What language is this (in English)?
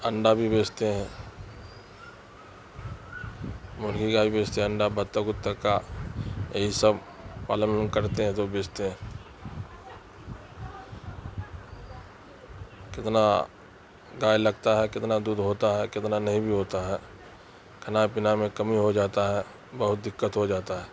Urdu